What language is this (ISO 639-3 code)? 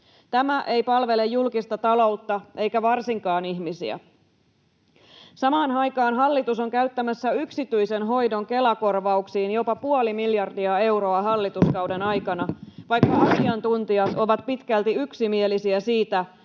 fin